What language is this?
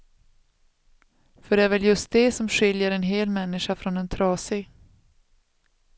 Swedish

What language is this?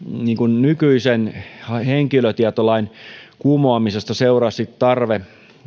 Finnish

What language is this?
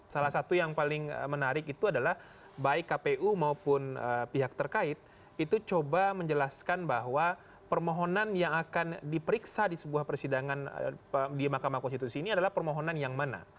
Indonesian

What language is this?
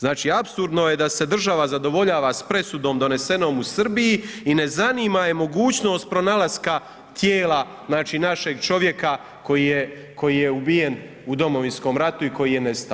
Croatian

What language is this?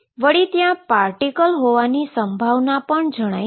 Gujarati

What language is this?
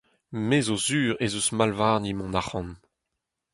Breton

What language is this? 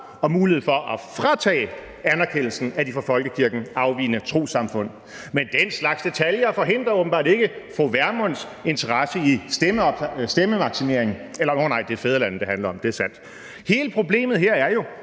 Danish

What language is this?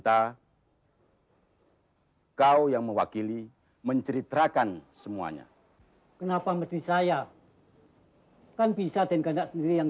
Indonesian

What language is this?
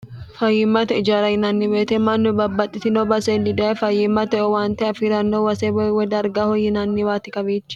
Sidamo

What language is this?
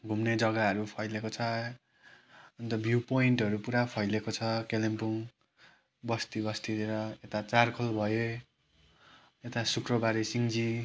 Nepali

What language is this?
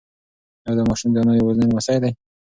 Pashto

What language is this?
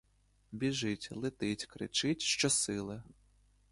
Ukrainian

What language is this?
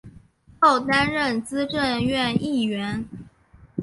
Chinese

